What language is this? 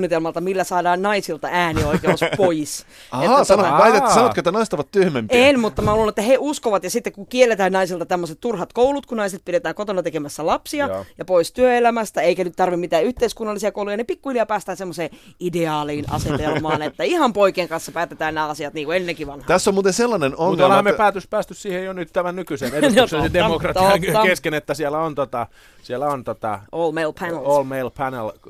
Finnish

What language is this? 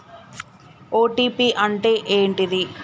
Telugu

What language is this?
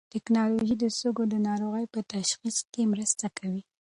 Pashto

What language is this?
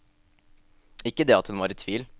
Norwegian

